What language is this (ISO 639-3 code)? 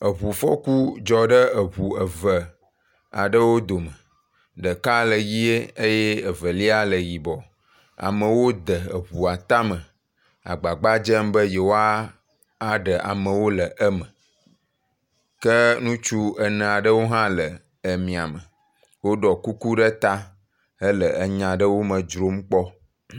ewe